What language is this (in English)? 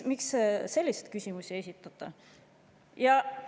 Estonian